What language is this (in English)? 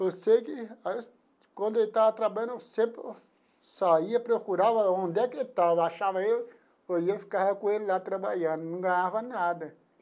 Portuguese